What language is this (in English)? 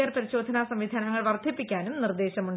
Malayalam